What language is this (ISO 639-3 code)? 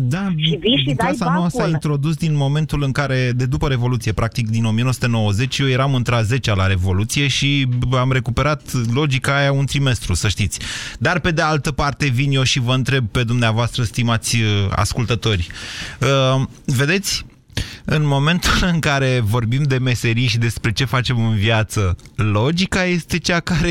ron